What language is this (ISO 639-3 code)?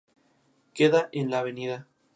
spa